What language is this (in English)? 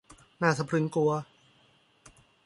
Thai